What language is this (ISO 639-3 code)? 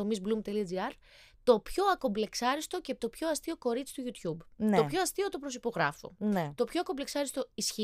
ell